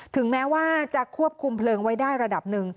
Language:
Thai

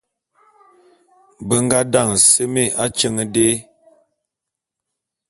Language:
Bulu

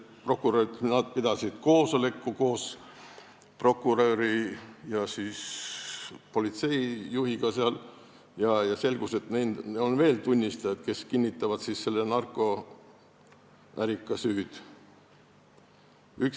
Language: Estonian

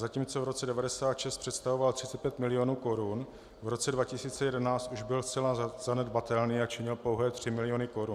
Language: Czech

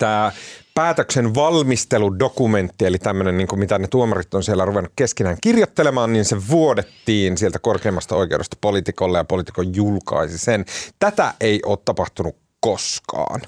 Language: Finnish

